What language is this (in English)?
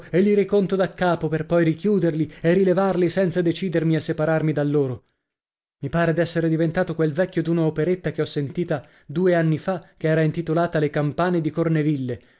Italian